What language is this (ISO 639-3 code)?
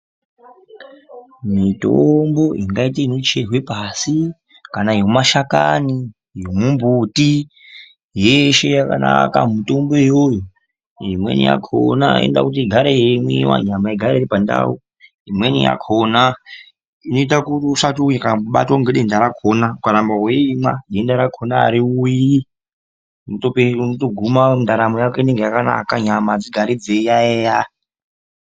ndc